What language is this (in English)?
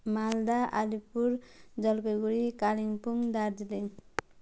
Nepali